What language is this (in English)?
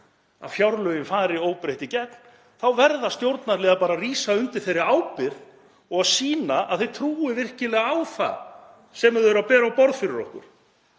Icelandic